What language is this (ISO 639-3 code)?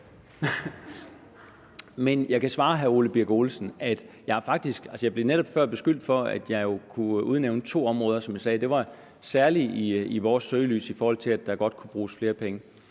dan